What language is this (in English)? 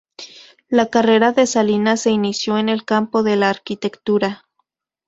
Spanish